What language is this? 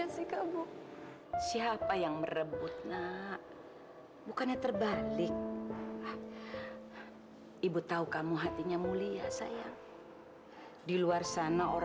Indonesian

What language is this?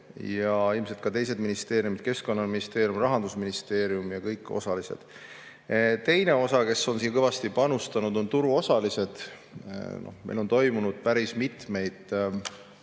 Estonian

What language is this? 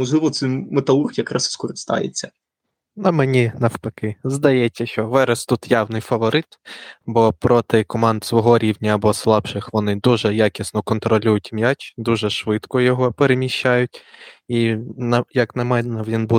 Ukrainian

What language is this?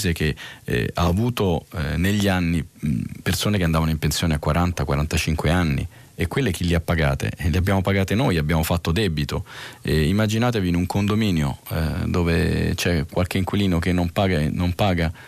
Italian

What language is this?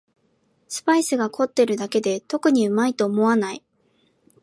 Japanese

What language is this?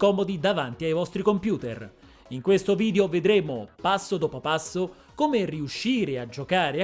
Italian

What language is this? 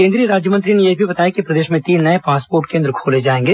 Hindi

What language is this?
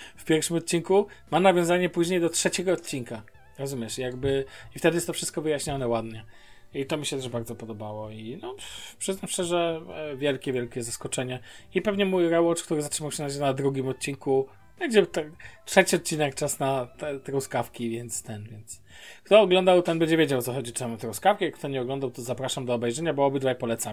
Polish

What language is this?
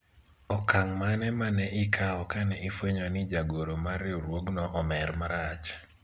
Luo (Kenya and Tanzania)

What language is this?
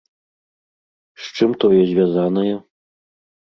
Belarusian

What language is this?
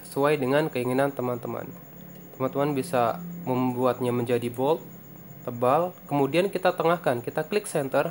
Indonesian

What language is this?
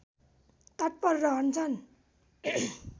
Nepali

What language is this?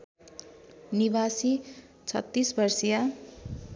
Nepali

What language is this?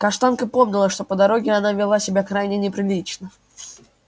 Russian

